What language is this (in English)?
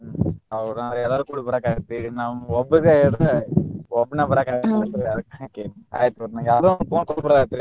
Kannada